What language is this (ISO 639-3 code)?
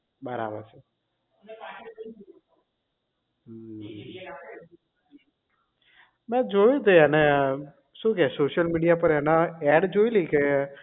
guj